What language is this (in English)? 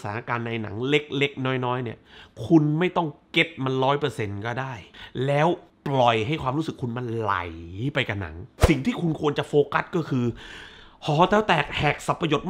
Thai